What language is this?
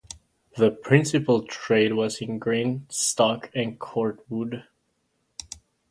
English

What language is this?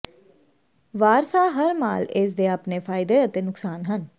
Punjabi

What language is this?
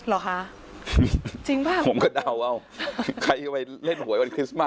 Thai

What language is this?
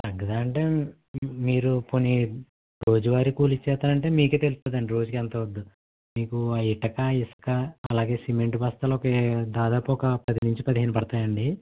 Telugu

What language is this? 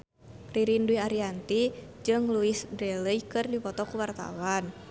Sundanese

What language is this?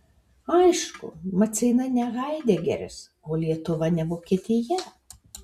Lithuanian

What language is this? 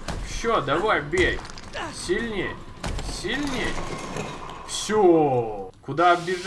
Russian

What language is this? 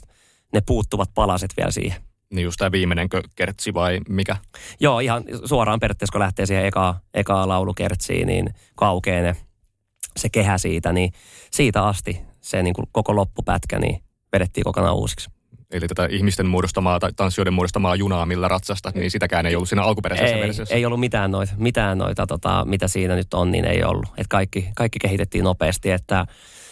Finnish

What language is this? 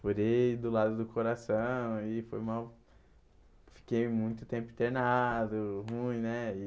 Portuguese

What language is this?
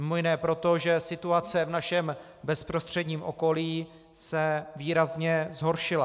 Czech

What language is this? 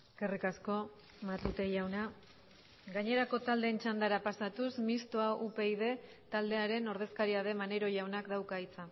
Basque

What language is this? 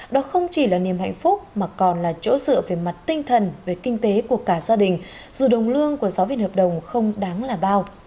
Vietnamese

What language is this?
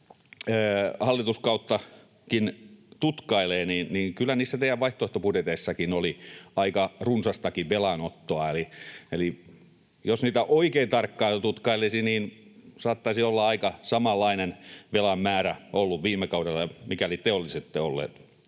Finnish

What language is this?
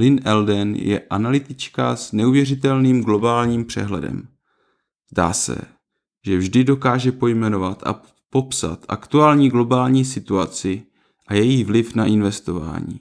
Czech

